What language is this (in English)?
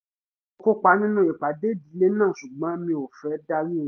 Yoruba